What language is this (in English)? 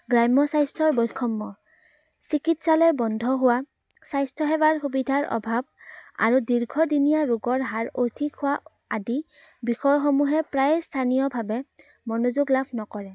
Assamese